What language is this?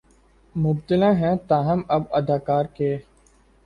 Urdu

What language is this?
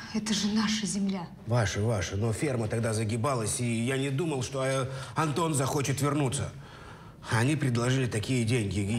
Russian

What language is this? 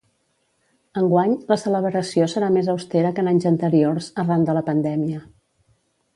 Catalan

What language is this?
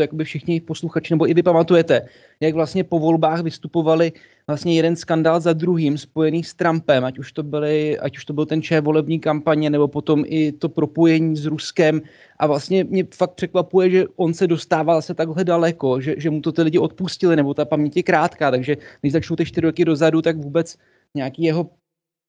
Czech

